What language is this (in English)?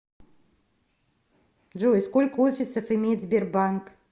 Russian